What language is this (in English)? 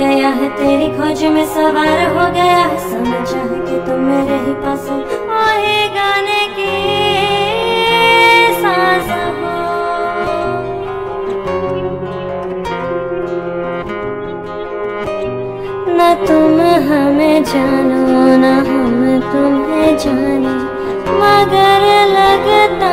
Indonesian